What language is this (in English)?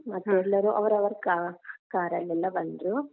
Kannada